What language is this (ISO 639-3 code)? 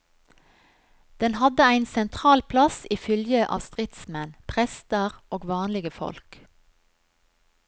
nor